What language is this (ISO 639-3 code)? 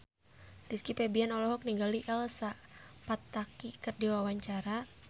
sun